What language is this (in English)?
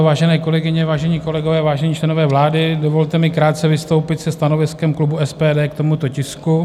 Czech